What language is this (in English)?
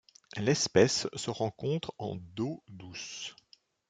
French